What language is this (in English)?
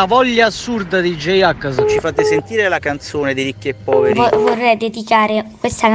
Italian